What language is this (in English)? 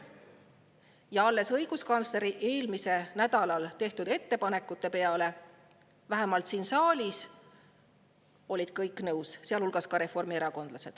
Estonian